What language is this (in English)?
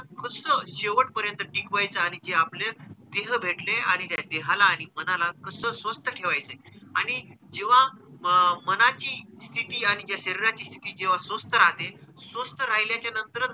Marathi